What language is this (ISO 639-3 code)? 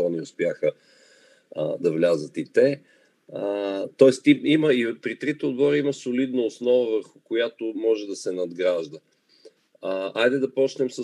bul